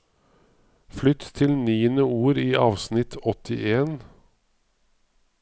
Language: Norwegian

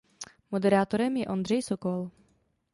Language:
Czech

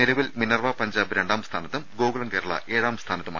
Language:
Malayalam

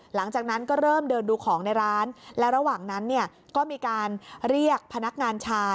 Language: Thai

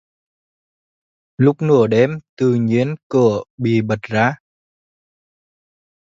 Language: Vietnamese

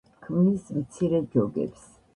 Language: Georgian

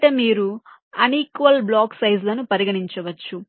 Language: Telugu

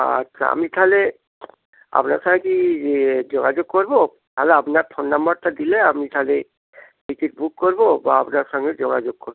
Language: Bangla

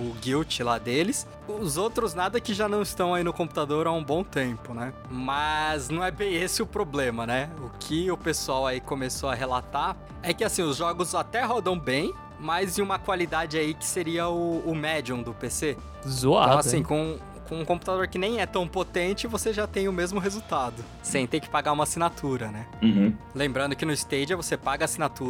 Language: Portuguese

